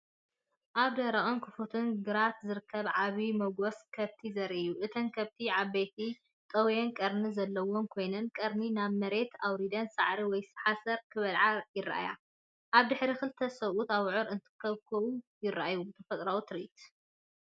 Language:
Tigrinya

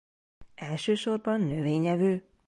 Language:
Hungarian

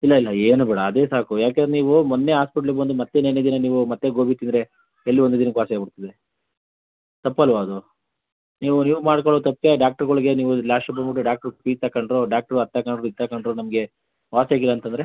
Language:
Kannada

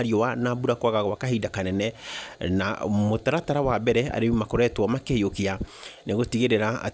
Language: Kikuyu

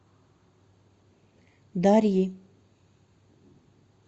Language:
Russian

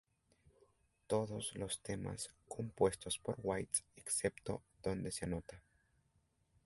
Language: Spanish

